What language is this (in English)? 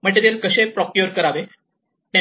Marathi